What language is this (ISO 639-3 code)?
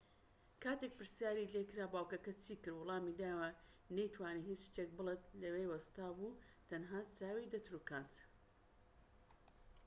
ckb